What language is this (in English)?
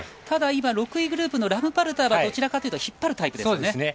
Japanese